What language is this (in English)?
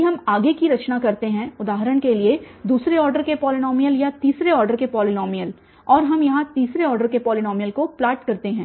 Hindi